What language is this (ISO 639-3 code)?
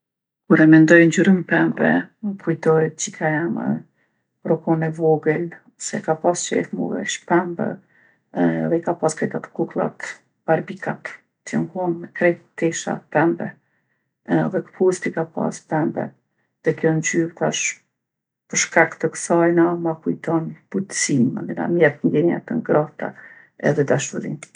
aln